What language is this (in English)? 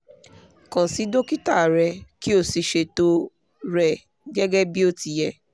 Yoruba